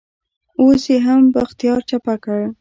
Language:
Pashto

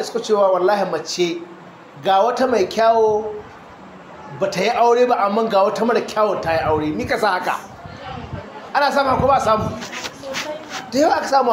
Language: Arabic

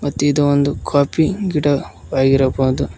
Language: Kannada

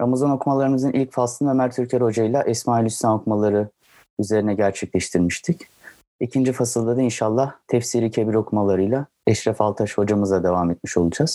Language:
Turkish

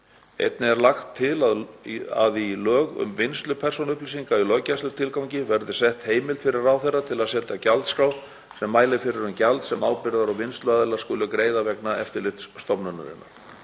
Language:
Icelandic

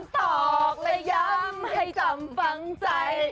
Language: Thai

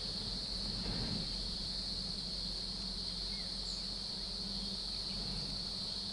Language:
Vietnamese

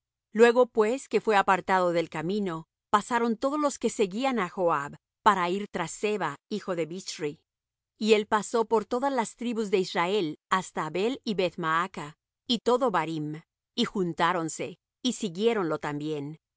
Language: Spanish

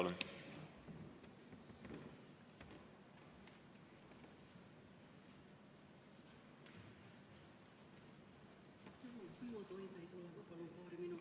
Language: Estonian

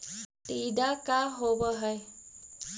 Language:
Magahi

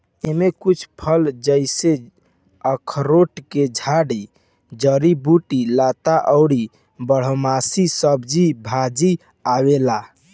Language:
Bhojpuri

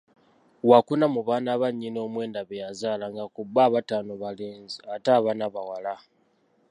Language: Ganda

